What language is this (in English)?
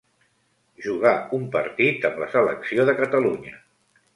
Catalan